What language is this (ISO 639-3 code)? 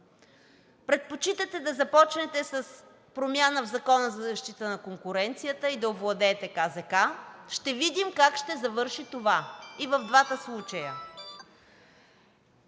bul